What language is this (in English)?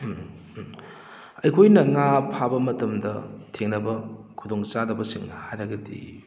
Manipuri